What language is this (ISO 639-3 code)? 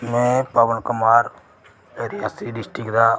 doi